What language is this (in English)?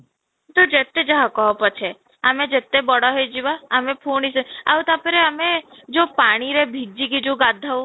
Odia